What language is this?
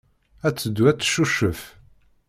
Kabyle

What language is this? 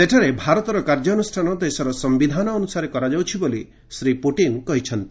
Odia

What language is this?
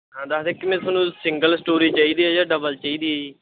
Punjabi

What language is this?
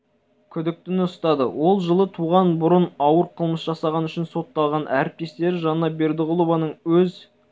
Kazakh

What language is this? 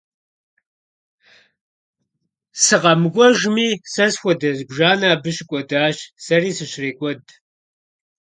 Kabardian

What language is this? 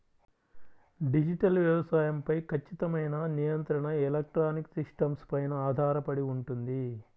Telugu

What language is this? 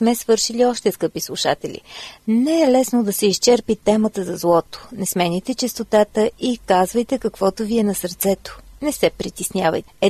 Bulgarian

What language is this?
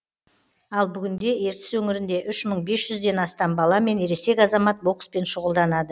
Kazakh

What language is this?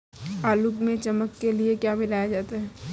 Hindi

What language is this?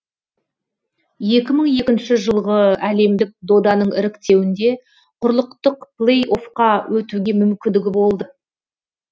Kazakh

